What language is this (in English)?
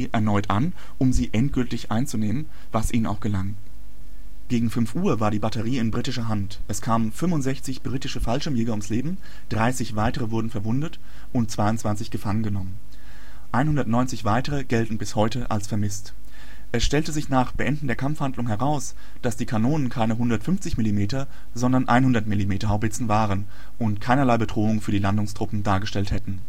German